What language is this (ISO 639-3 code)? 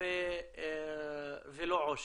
heb